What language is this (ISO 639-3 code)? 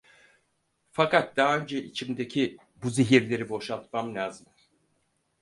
tur